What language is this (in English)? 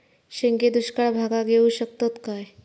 Marathi